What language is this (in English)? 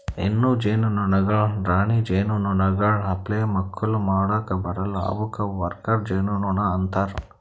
Kannada